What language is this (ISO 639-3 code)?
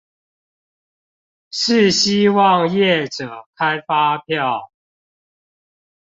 zho